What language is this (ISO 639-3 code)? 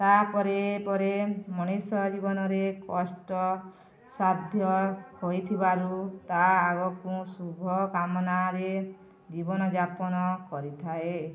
ori